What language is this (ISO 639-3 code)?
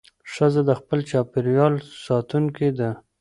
pus